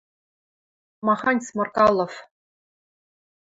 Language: Western Mari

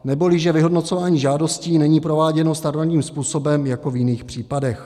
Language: Czech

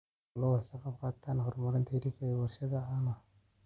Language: Somali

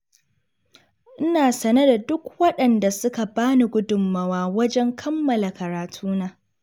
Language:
Hausa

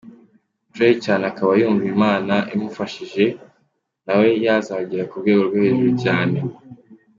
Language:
Kinyarwanda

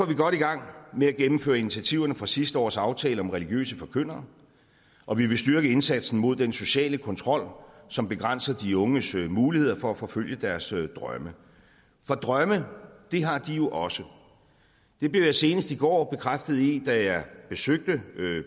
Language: Danish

